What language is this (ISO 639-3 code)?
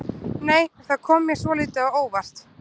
isl